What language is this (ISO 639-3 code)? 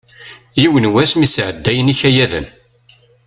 kab